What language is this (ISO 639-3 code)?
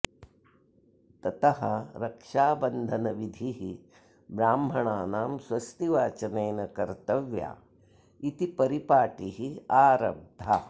san